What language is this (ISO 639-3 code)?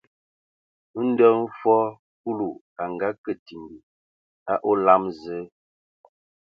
ewo